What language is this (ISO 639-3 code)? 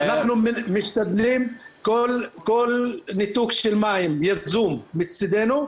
heb